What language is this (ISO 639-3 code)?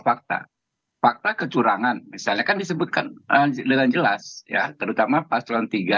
ind